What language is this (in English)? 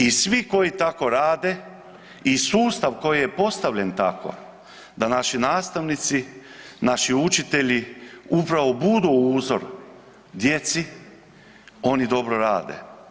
Croatian